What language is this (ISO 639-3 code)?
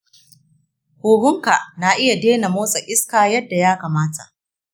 hau